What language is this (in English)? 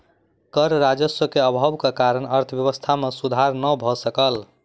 Maithili